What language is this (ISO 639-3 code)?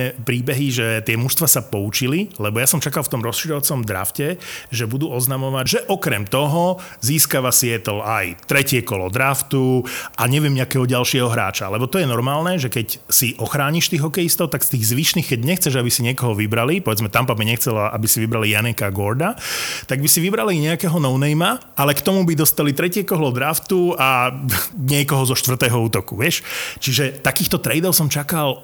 slk